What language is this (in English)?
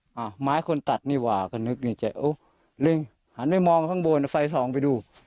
Thai